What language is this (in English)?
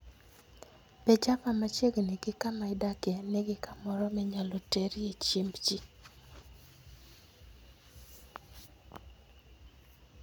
Luo (Kenya and Tanzania)